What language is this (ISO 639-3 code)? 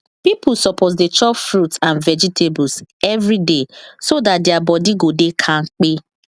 pcm